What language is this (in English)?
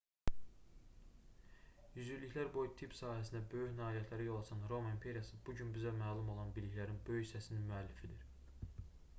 Azerbaijani